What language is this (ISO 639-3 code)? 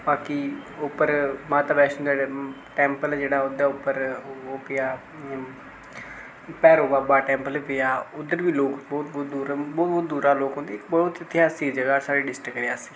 doi